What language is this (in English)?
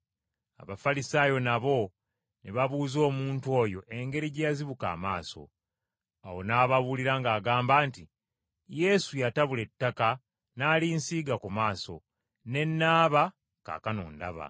Ganda